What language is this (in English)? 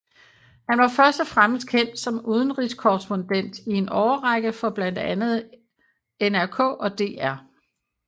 Danish